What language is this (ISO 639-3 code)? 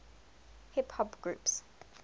eng